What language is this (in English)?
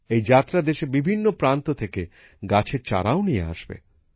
Bangla